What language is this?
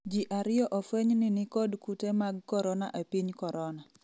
Luo (Kenya and Tanzania)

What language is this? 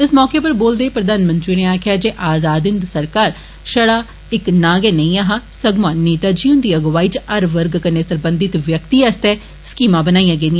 Dogri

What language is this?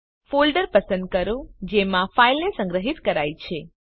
Gujarati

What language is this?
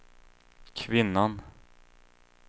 Swedish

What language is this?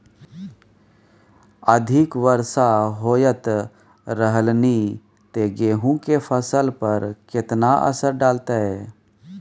Maithili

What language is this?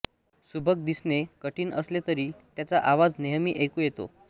Marathi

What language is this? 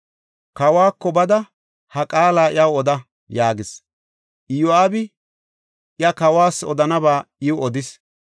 Gofa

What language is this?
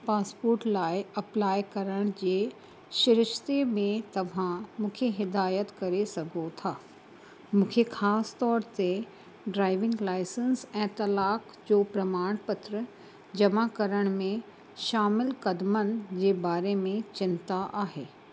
Sindhi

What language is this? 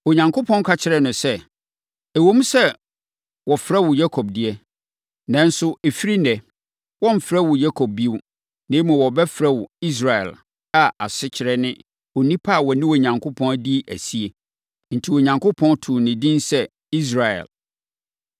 Akan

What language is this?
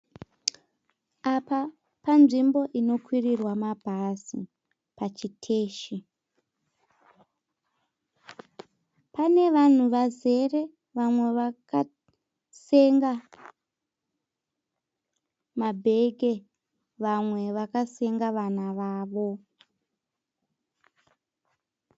Shona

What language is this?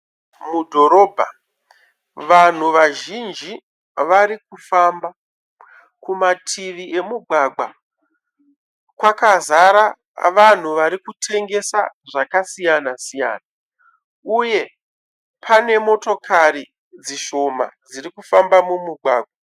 Shona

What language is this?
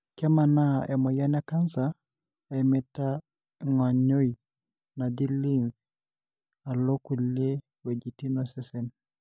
Masai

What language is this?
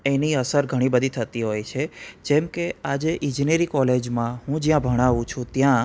Gujarati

